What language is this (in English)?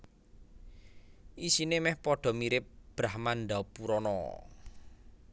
Javanese